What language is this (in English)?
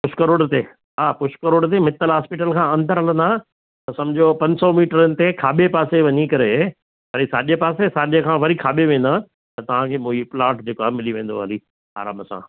Sindhi